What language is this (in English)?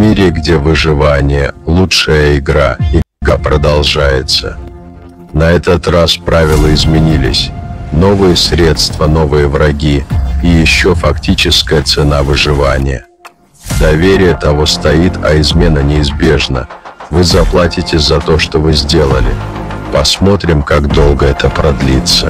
Russian